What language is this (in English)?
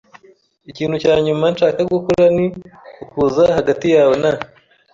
Kinyarwanda